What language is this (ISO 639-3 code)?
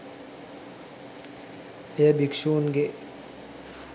sin